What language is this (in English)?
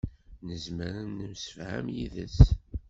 Kabyle